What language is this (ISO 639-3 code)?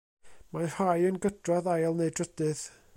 cym